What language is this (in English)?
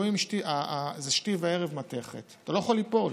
Hebrew